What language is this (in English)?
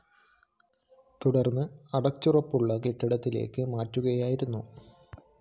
Malayalam